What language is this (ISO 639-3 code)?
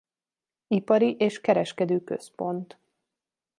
hun